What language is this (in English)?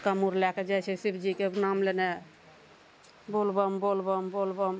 Maithili